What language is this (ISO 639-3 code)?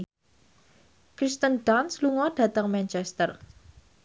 jav